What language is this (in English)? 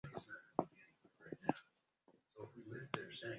Ganda